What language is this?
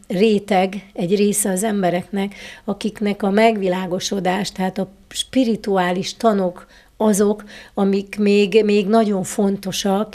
Hungarian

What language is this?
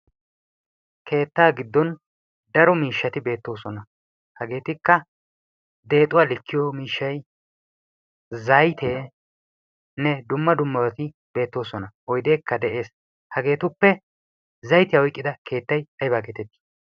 Wolaytta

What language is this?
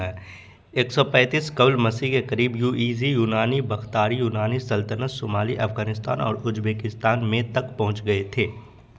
Urdu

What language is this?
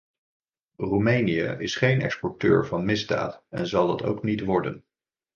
Dutch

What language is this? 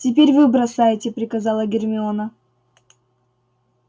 Russian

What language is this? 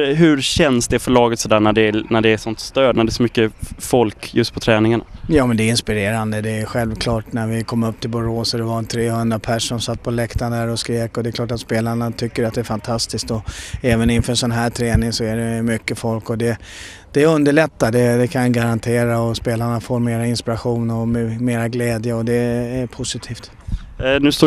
Swedish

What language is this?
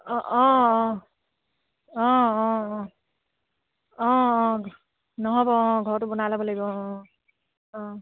Assamese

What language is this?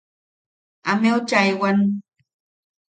Yaqui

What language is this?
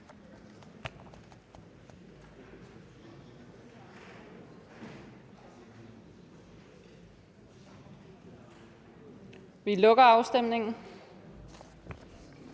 Danish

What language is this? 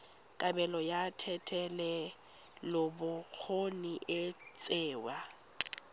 Tswana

